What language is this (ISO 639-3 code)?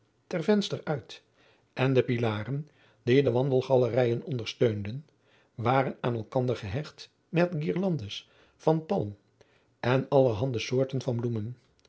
nld